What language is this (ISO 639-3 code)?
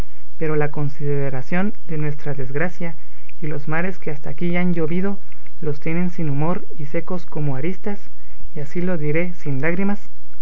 spa